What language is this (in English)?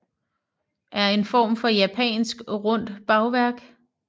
Danish